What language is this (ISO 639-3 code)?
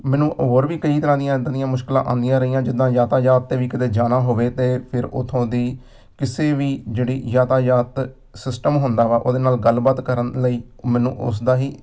pan